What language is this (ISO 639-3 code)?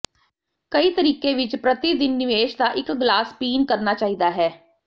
pan